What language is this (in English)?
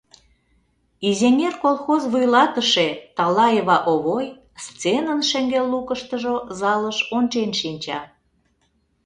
Mari